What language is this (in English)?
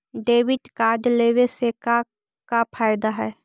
Magahi